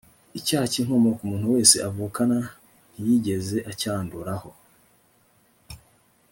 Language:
Kinyarwanda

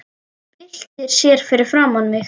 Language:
Icelandic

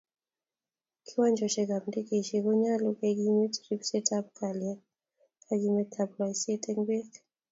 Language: Kalenjin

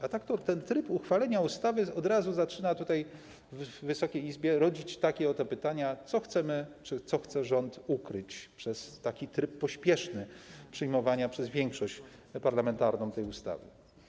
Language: Polish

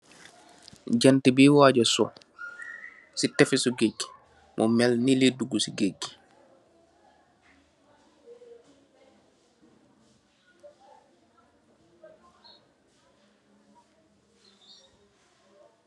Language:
Wolof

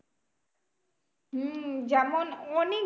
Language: Bangla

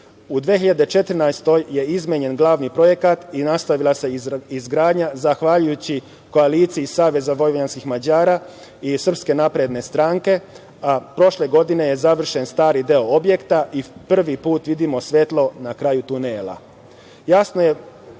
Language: Serbian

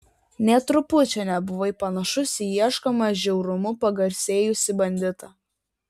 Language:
Lithuanian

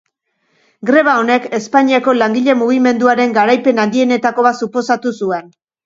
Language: Basque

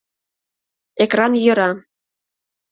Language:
Mari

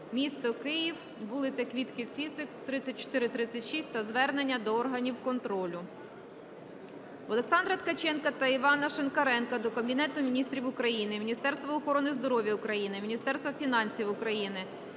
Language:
Ukrainian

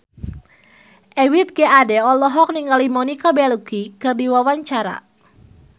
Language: Sundanese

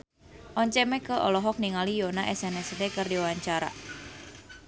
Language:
Sundanese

